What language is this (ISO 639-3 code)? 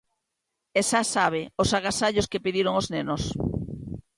glg